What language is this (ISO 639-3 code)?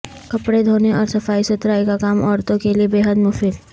urd